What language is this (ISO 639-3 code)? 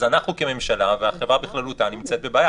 heb